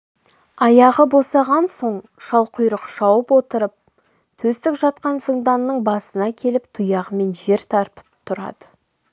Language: Kazakh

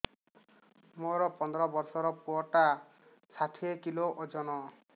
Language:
Odia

